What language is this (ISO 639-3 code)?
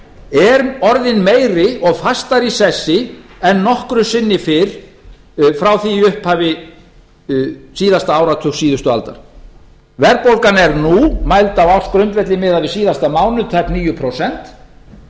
isl